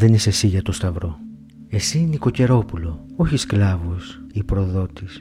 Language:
Greek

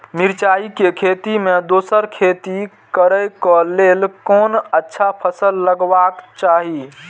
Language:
Maithili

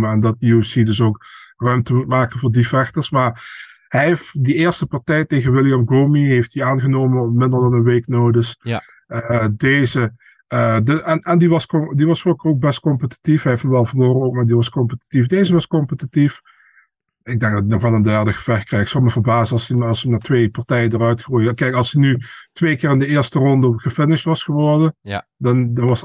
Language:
Dutch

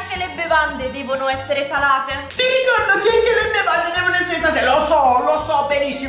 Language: Italian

